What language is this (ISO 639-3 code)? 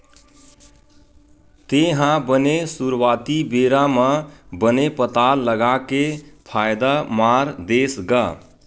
hne